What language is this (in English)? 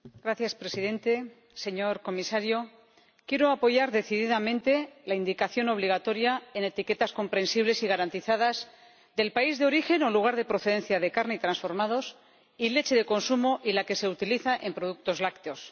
Spanish